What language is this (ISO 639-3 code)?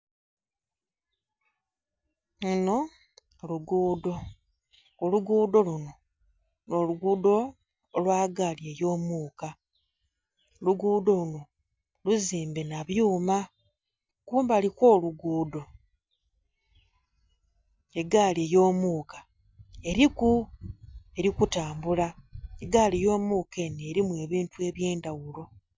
xog